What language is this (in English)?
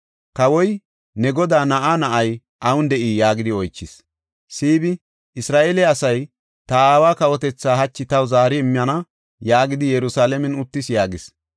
Gofa